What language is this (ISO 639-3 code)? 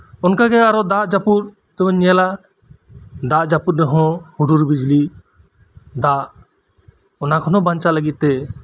sat